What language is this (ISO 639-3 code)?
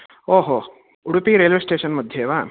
san